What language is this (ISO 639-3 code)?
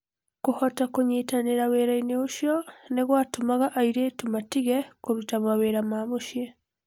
kik